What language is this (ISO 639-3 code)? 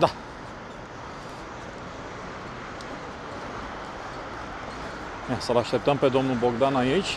ron